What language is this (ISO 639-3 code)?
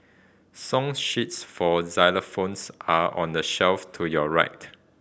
eng